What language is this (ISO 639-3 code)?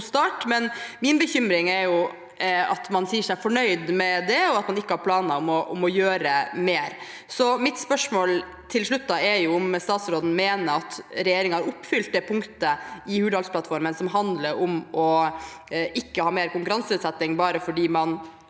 nor